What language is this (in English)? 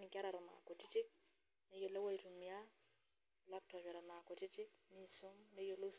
Masai